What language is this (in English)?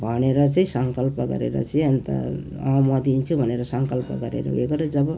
Nepali